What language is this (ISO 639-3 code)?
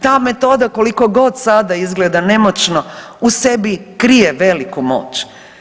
hrv